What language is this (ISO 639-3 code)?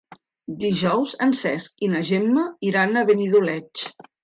cat